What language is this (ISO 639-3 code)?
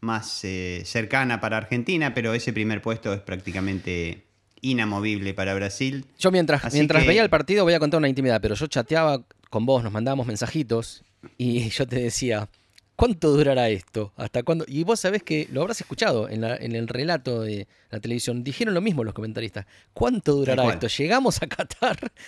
spa